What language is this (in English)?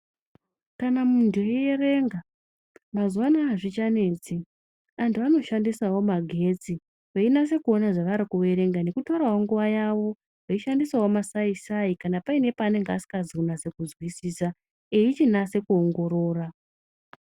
Ndau